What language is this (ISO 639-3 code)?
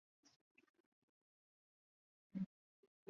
zho